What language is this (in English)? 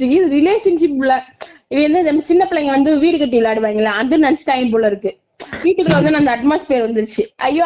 Tamil